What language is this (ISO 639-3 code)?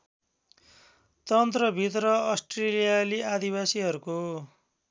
nep